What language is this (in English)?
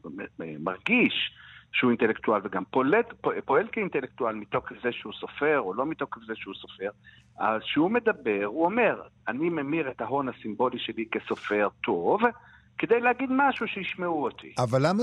Hebrew